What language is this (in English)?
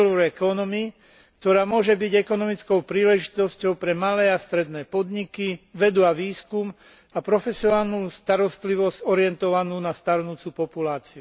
Slovak